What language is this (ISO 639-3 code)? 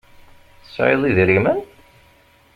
kab